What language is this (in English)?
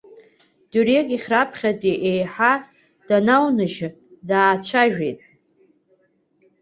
Abkhazian